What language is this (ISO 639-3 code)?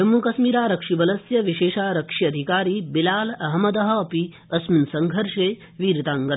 san